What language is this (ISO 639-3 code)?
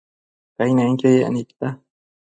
mcf